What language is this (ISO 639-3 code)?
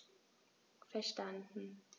deu